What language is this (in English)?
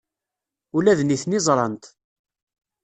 Kabyle